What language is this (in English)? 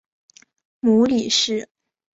Chinese